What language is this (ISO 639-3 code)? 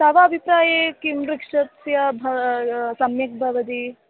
san